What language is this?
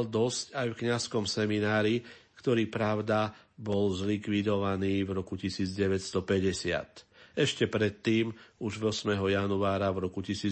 Slovak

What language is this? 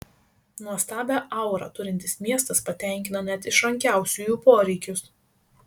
Lithuanian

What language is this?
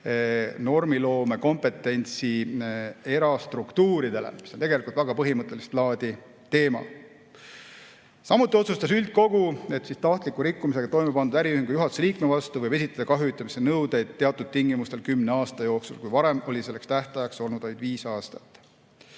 Estonian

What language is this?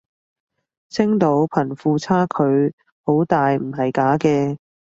Cantonese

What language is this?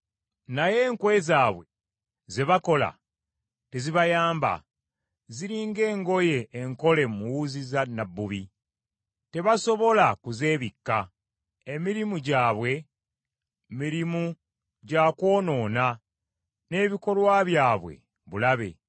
Ganda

